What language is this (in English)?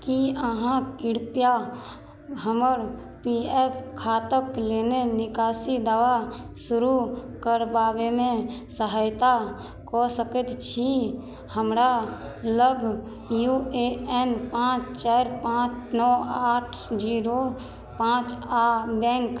Maithili